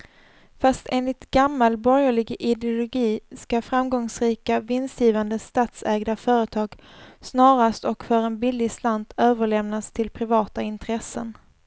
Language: Swedish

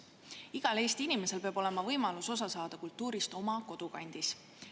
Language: Estonian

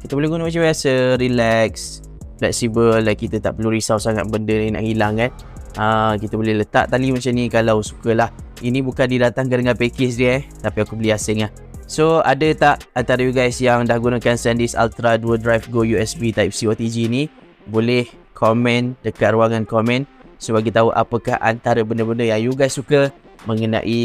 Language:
Malay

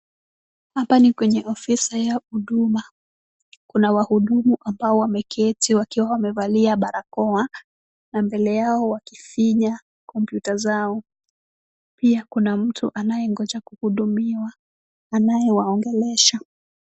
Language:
Swahili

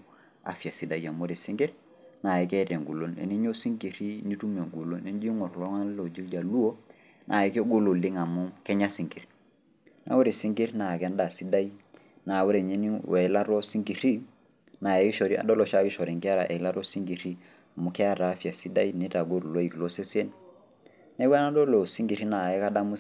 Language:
Masai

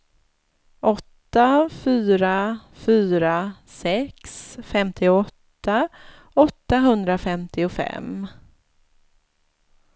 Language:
Swedish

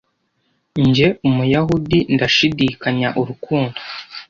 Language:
Kinyarwanda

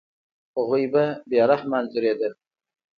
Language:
Pashto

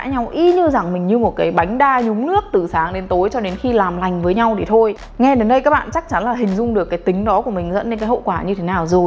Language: Vietnamese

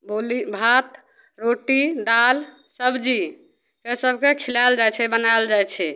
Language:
Maithili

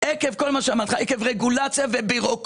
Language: Hebrew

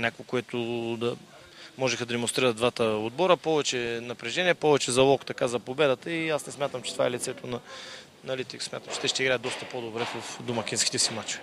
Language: Bulgarian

